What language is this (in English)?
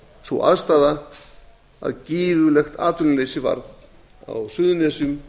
Icelandic